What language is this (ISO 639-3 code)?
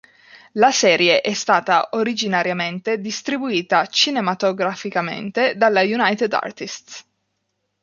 ita